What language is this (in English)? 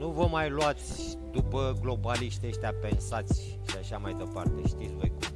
Romanian